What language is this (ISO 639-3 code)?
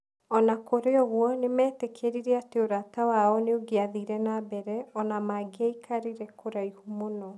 kik